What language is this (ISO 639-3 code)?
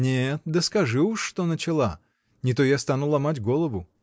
rus